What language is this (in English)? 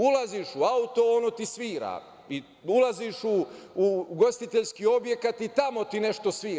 Serbian